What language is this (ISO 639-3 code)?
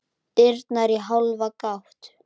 isl